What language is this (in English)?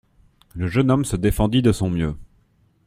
French